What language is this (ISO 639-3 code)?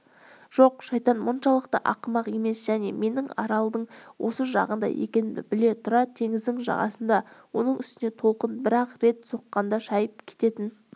kaz